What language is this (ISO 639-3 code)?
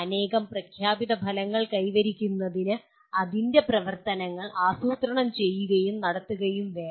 mal